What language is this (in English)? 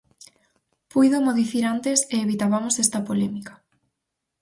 Galician